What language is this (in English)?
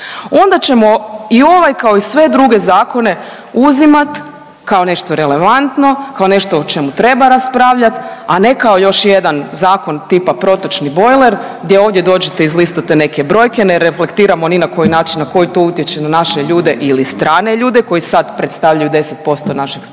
Croatian